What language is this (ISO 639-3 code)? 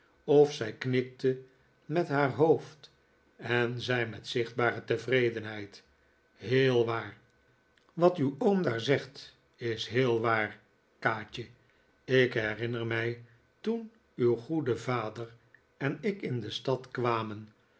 nld